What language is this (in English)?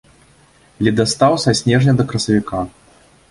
Belarusian